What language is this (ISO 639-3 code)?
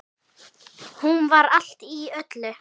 isl